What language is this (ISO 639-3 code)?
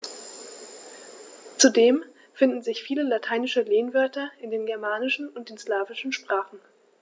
deu